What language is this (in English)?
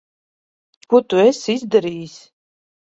Latvian